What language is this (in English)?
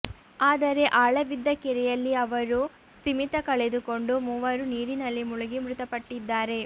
Kannada